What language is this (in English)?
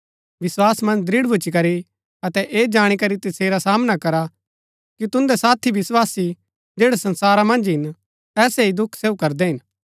Gaddi